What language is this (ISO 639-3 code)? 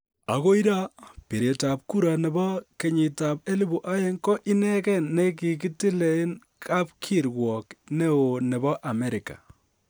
kln